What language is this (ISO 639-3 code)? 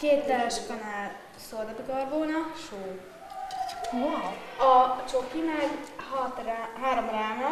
hun